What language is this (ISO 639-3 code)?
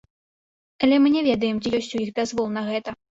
bel